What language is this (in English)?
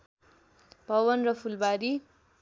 Nepali